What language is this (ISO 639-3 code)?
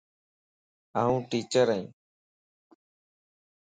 lss